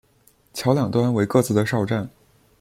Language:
Chinese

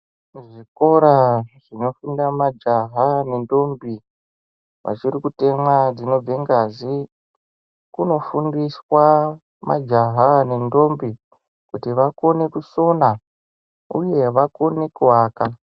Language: Ndau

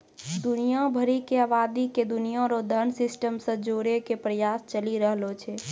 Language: Maithili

